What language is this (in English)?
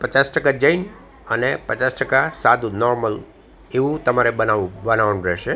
Gujarati